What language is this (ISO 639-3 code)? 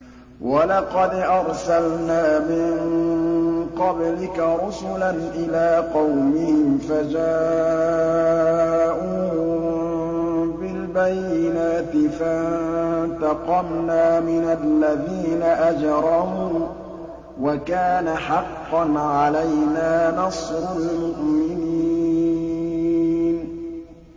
ara